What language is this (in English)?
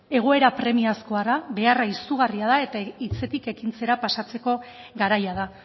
Basque